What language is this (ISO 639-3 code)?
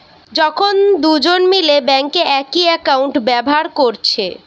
ben